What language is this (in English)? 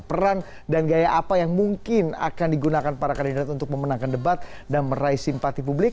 Indonesian